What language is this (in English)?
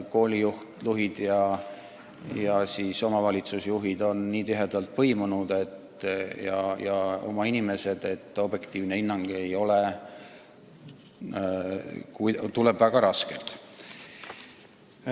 Estonian